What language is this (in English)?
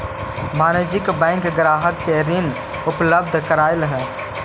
Magahi